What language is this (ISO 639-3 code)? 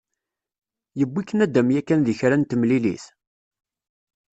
kab